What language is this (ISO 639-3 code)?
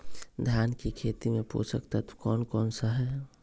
mag